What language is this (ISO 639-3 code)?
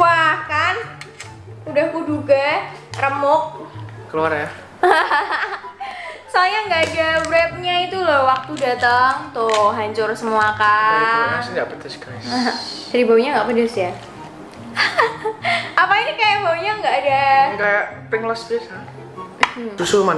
ind